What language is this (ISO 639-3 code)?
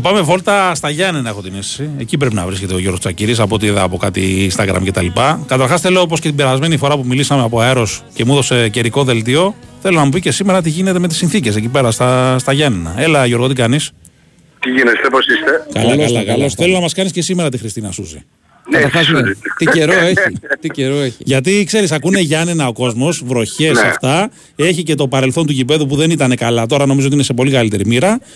ell